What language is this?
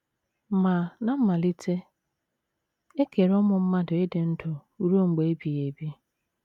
Igbo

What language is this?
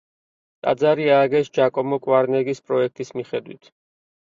Georgian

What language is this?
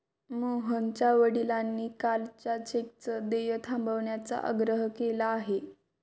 Marathi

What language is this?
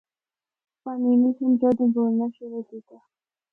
Northern Hindko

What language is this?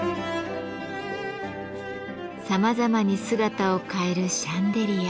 Japanese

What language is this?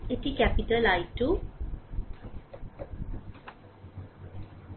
Bangla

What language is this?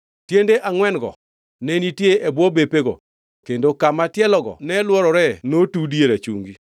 Luo (Kenya and Tanzania)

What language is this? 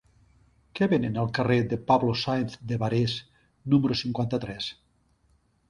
Catalan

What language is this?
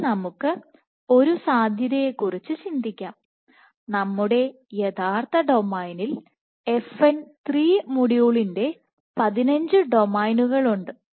Malayalam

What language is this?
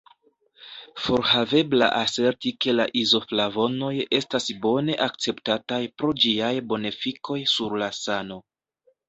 Esperanto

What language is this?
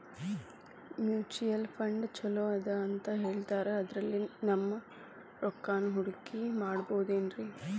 Kannada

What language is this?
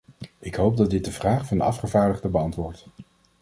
Dutch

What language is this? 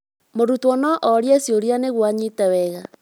Kikuyu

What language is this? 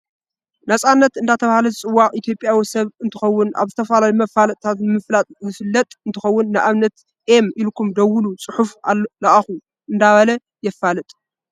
Tigrinya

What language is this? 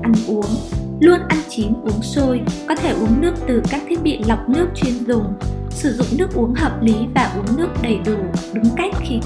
Vietnamese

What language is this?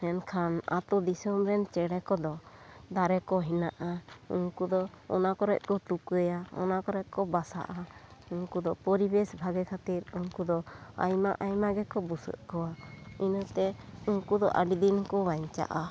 Santali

